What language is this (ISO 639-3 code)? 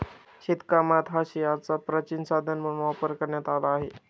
mar